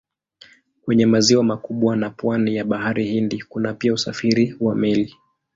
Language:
Swahili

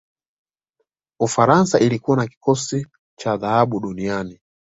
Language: Swahili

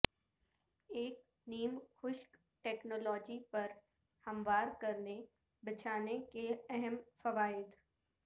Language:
Urdu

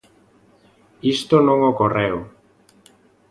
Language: Galician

